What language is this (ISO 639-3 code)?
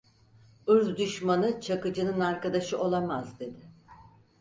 tur